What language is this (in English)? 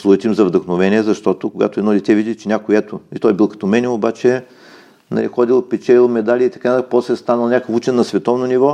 Bulgarian